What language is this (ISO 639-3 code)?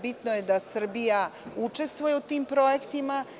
srp